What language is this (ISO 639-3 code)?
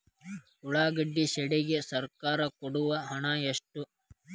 kan